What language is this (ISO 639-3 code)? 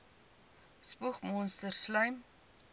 afr